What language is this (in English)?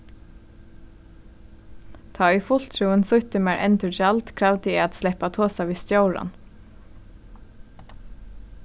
Faroese